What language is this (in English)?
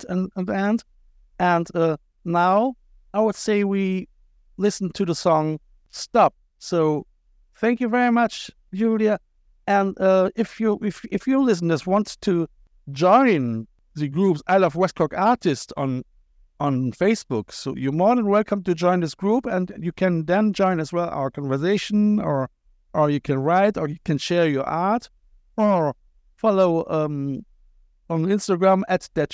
English